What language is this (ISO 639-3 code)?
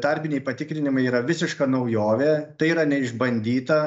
lit